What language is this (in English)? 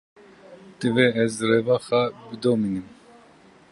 Kurdish